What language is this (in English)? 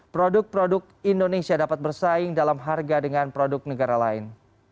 Indonesian